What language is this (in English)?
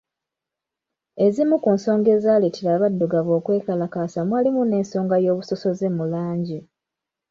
Ganda